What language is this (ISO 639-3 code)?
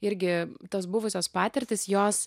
lit